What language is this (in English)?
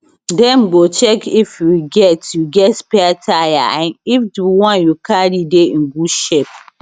Nigerian Pidgin